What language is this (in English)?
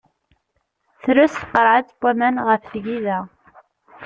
Kabyle